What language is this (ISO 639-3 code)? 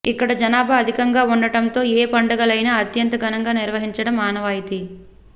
tel